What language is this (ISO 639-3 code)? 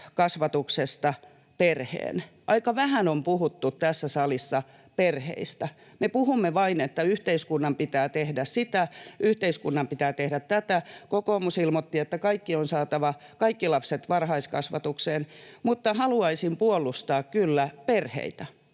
fin